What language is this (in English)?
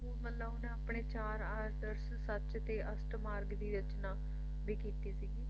Punjabi